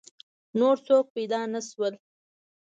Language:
Pashto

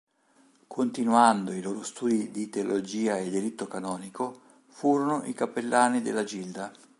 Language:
Italian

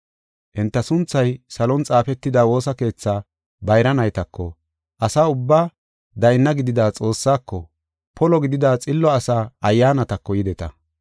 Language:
Gofa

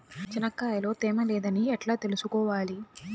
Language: Telugu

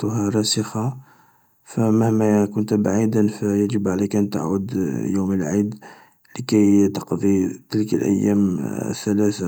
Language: Algerian Arabic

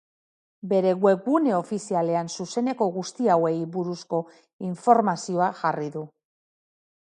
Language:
Basque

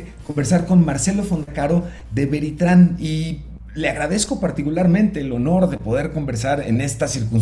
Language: Spanish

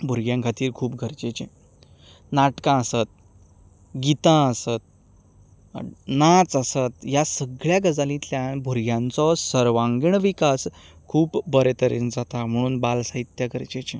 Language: Konkani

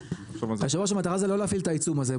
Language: Hebrew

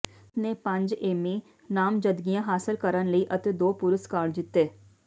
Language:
Punjabi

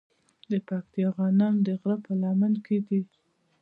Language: Pashto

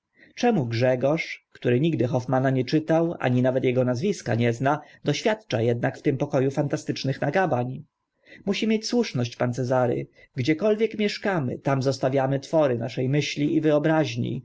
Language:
Polish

